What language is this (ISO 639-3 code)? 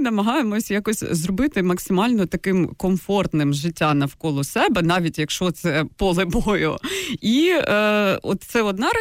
ukr